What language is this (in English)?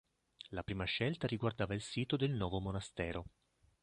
Italian